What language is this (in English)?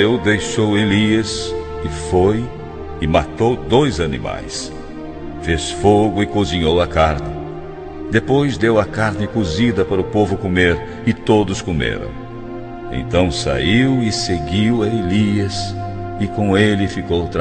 Portuguese